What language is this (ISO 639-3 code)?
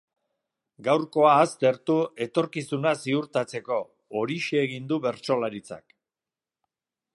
eus